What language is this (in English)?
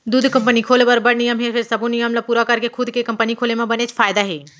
Chhattisgarhi